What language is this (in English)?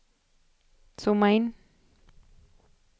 Swedish